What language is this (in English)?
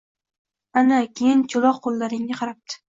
Uzbek